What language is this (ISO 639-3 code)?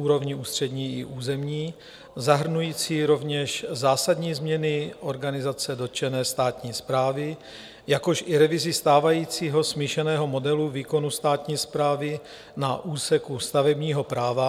ces